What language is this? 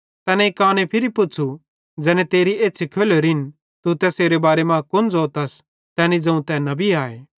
Bhadrawahi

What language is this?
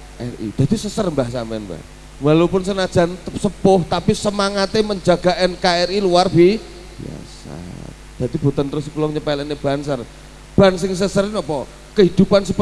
Indonesian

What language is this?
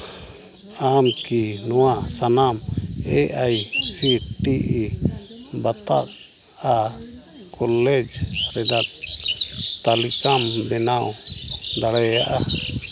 Santali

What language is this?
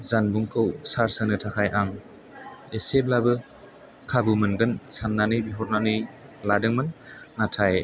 Bodo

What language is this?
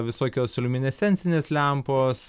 Lithuanian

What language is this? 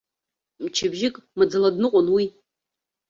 Abkhazian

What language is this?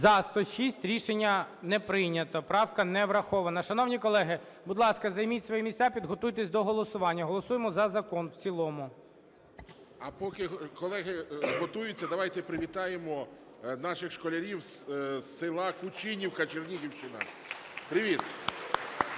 Ukrainian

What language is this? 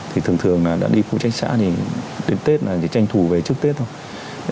Vietnamese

